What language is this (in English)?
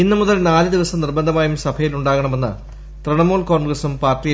Malayalam